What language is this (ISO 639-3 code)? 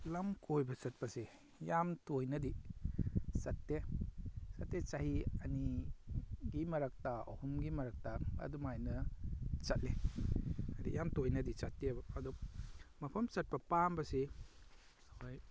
mni